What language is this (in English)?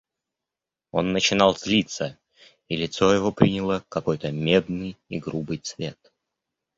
Russian